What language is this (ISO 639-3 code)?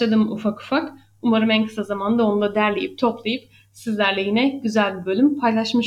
tur